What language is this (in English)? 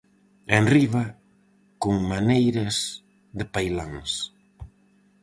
Galician